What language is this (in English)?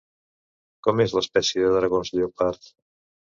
Catalan